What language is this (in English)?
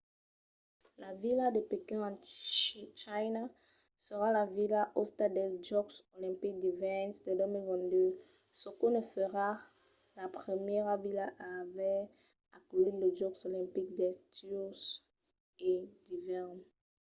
Occitan